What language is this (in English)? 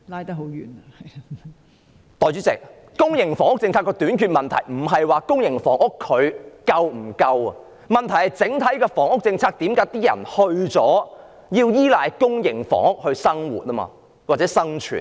Cantonese